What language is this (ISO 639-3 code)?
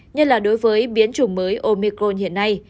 vie